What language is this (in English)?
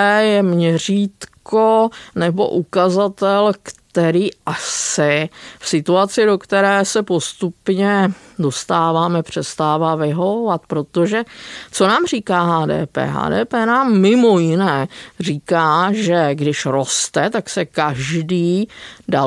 Czech